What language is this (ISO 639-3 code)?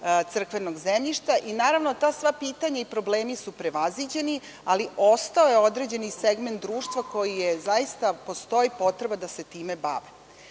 srp